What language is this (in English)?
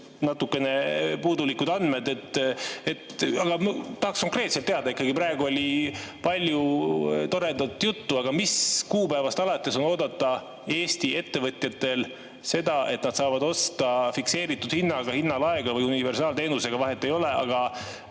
Estonian